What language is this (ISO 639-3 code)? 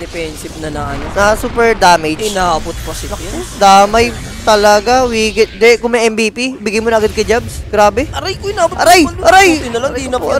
fil